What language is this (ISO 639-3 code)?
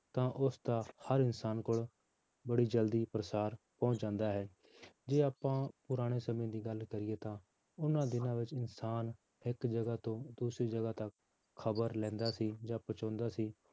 pan